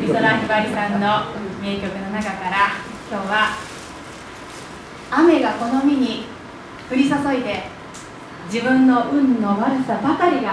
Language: Japanese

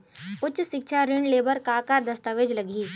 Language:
Chhattisgarhi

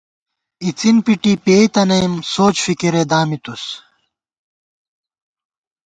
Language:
Gawar-Bati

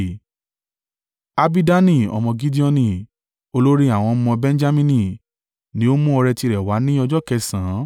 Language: Yoruba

